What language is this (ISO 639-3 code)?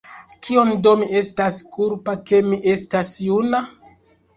epo